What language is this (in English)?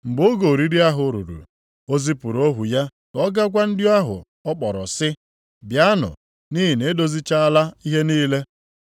Igbo